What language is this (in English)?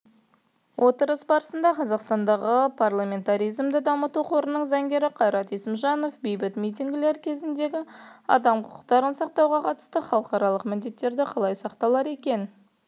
Kazakh